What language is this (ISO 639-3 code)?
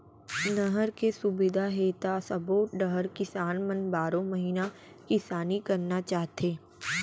hne